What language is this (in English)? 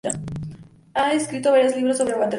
Spanish